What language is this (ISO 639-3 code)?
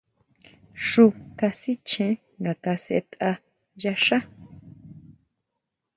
mau